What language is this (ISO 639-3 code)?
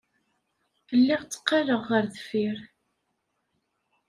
kab